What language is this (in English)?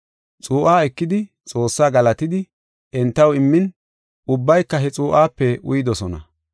Gofa